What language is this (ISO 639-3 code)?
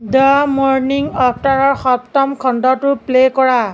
asm